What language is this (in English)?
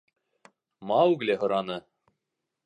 Bashkir